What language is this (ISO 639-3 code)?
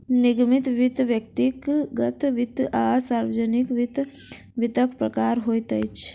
mai